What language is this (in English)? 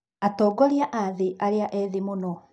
Kikuyu